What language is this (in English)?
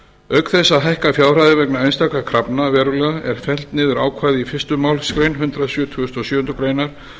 Icelandic